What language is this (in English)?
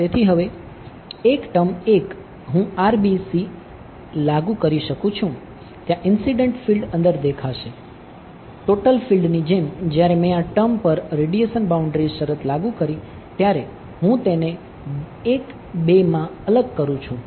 Gujarati